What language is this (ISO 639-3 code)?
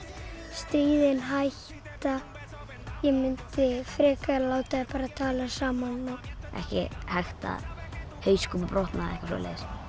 isl